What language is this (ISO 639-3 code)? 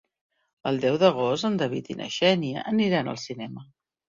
cat